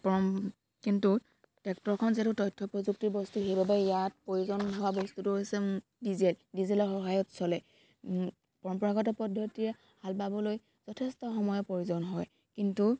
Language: Assamese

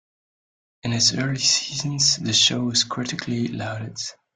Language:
English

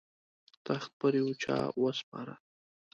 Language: Pashto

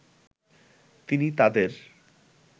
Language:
Bangla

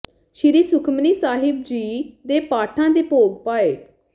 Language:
Punjabi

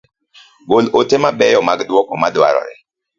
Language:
Luo (Kenya and Tanzania)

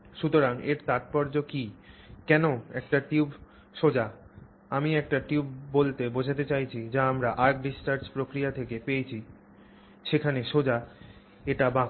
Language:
Bangla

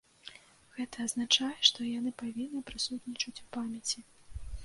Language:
Belarusian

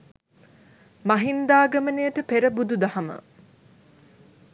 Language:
Sinhala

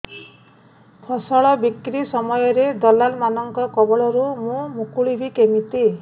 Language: Odia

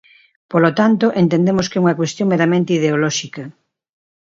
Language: Galician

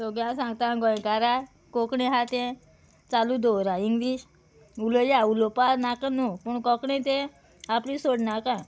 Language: Konkani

